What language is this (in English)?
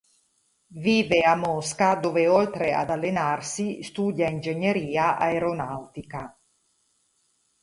Italian